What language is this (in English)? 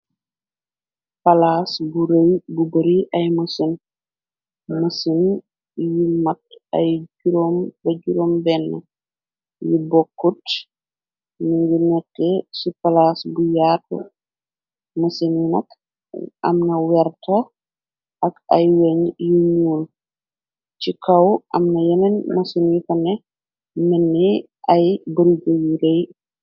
Wolof